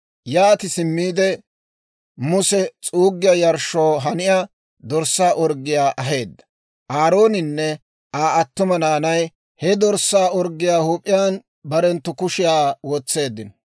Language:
Dawro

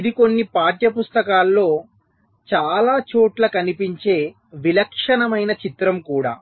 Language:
Telugu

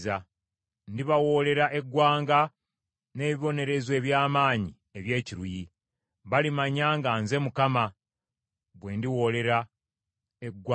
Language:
Ganda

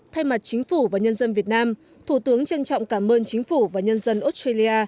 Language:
Vietnamese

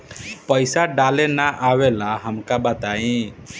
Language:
Bhojpuri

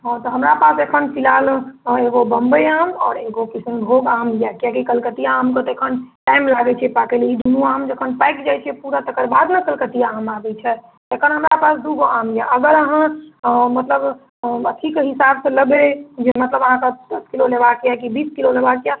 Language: Maithili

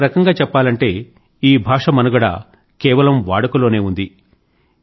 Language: Telugu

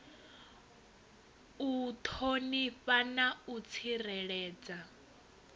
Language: Venda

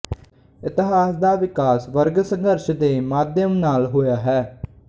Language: Punjabi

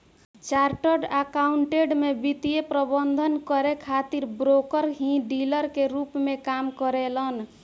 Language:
Bhojpuri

